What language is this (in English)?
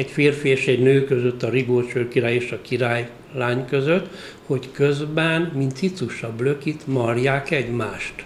Hungarian